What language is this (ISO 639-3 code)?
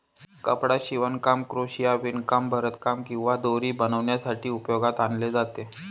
mar